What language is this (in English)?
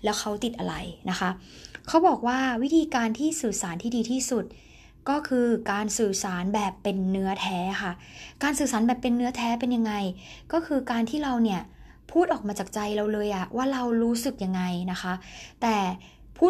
Thai